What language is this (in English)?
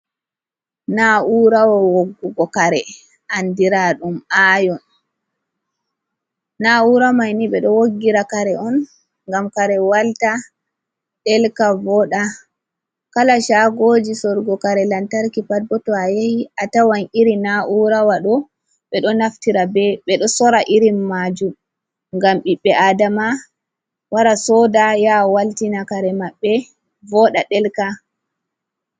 Fula